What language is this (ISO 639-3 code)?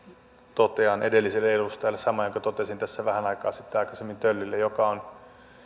fin